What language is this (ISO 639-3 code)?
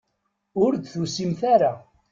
kab